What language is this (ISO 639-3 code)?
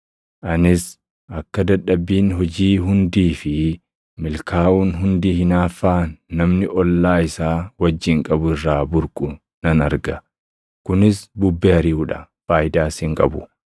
orm